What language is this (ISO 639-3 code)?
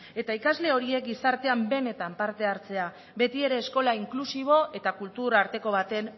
eus